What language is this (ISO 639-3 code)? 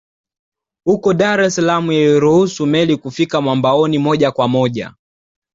swa